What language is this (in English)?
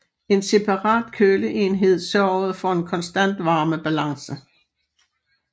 Danish